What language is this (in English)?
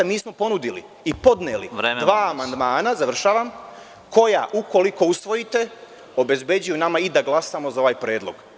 Serbian